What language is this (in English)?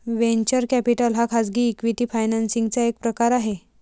Marathi